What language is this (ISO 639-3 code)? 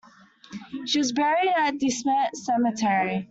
eng